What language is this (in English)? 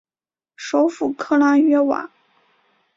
Chinese